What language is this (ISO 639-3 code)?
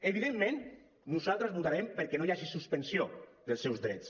cat